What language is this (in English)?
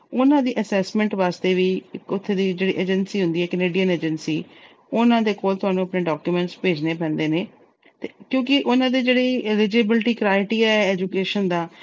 Punjabi